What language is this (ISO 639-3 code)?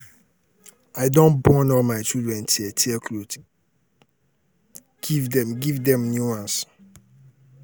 pcm